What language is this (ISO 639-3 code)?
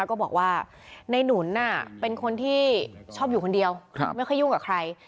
tha